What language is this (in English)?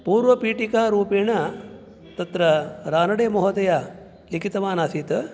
Sanskrit